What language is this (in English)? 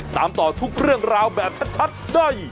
Thai